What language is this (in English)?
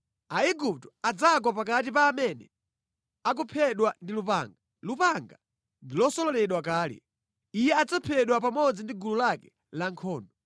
Nyanja